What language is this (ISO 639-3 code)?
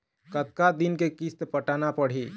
hne